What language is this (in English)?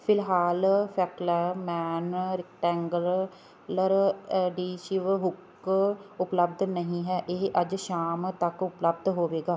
Punjabi